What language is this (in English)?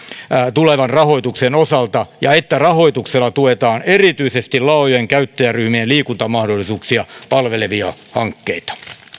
Finnish